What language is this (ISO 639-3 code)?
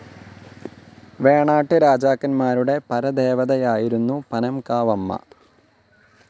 mal